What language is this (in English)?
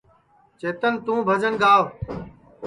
Sansi